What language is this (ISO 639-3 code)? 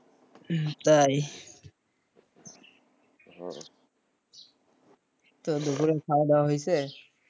ben